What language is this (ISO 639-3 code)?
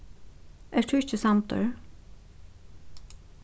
fao